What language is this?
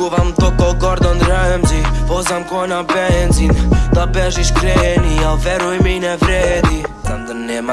Bosnian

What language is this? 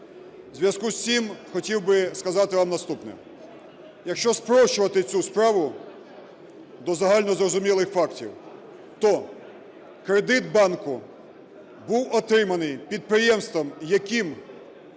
Ukrainian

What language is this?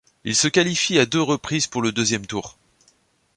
French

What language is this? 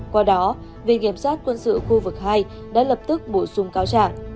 Vietnamese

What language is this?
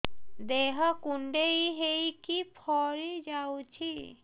Odia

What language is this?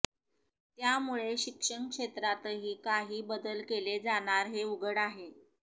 Marathi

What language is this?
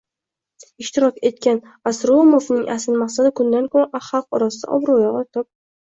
Uzbek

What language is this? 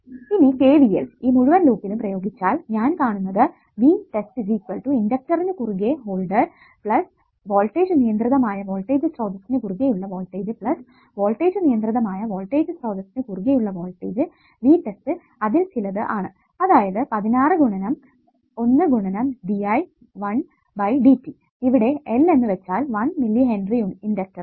Malayalam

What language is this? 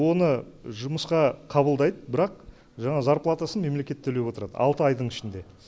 Kazakh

